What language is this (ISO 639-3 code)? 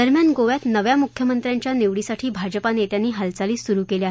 mar